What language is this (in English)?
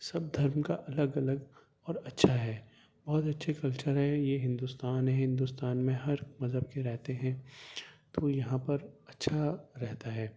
Urdu